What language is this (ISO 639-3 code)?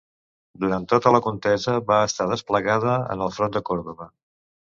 cat